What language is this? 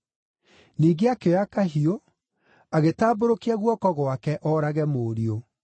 Kikuyu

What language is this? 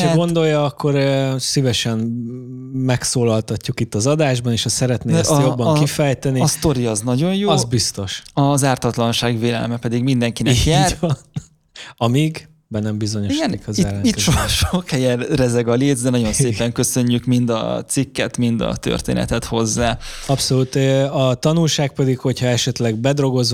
Hungarian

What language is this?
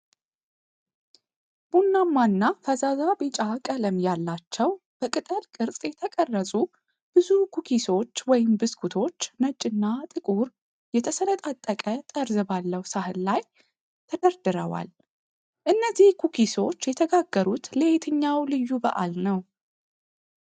Amharic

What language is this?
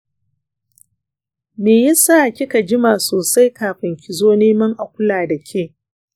Hausa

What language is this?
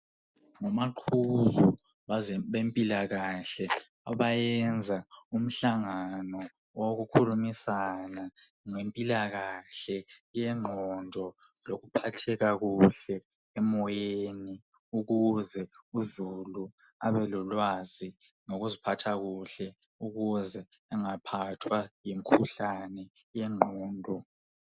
North Ndebele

